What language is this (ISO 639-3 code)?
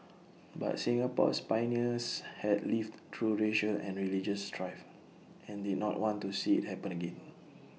eng